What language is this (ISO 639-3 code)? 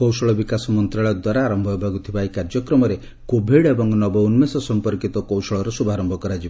ori